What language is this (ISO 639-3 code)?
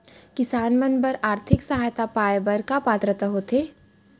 hne